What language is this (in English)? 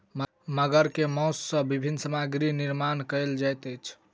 Maithili